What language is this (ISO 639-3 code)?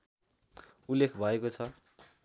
nep